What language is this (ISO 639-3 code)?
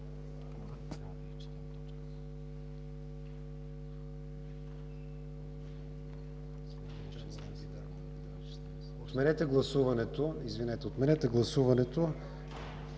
bul